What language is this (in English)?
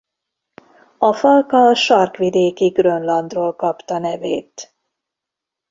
Hungarian